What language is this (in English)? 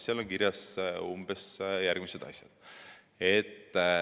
Estonian